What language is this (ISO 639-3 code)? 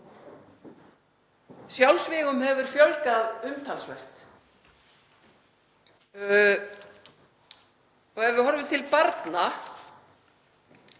isl